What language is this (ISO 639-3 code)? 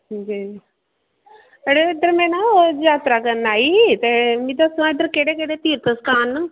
doi